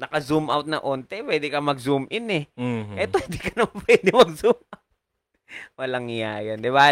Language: Filipino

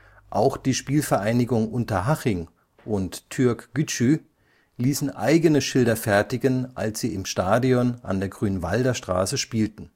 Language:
German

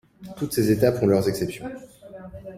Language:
French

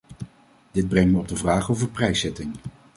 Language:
Dutch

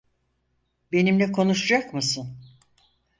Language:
Turkish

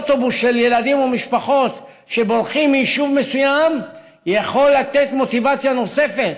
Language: Hebrew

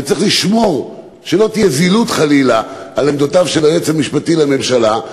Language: Hebrew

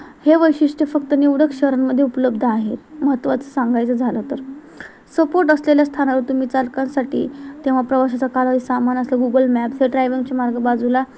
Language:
Marathi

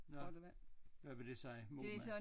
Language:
Danish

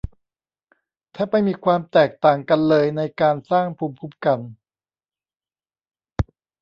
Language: Thai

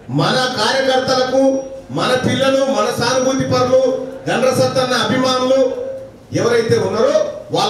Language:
Telugu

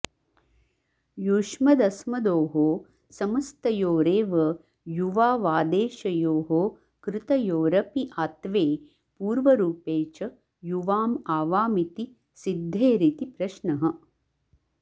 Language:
Sanskrit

